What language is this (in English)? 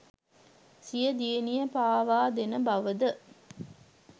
Sinhala